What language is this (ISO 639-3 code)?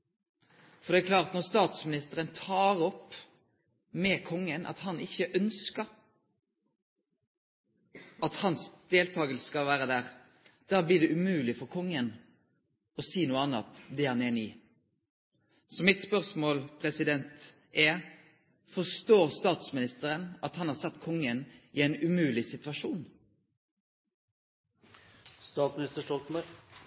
nno